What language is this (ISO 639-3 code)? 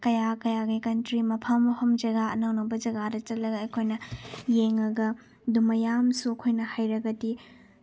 mni